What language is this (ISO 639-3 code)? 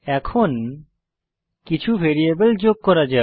ben